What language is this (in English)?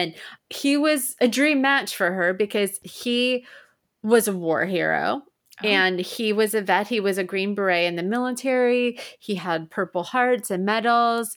English